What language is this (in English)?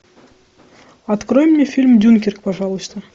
Russian